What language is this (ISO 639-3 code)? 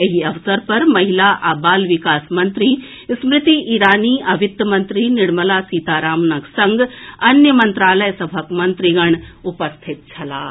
mai